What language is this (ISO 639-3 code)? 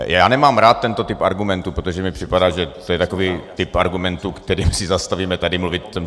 ces